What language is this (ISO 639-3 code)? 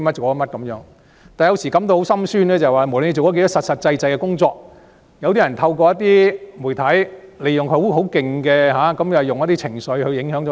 yue